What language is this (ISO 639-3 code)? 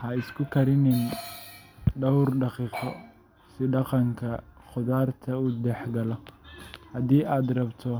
som